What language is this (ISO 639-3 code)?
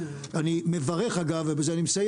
heb